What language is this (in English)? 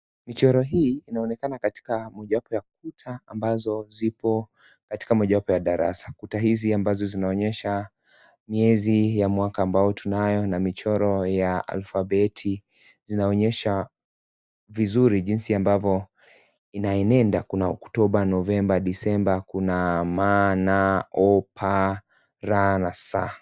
Swahili